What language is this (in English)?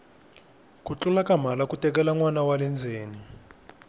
Tsonga